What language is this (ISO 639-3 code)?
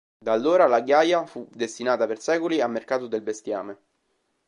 ita